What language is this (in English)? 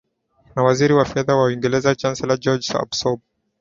Swahili